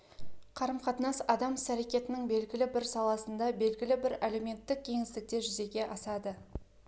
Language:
Kazakh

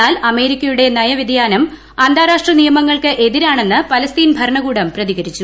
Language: Malayalam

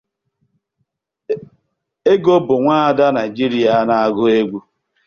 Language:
Igbo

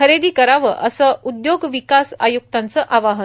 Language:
Marathi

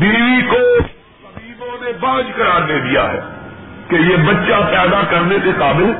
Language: Urdu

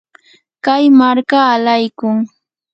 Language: Yanahuanca Pasco Quechua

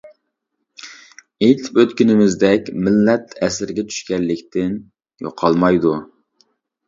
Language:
Uyghur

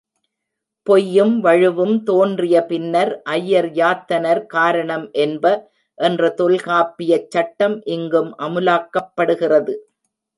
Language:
Tamil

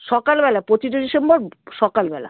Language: Bangla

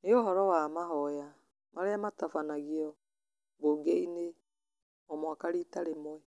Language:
Kikuyu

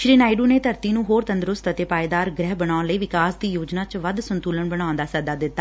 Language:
Punjabi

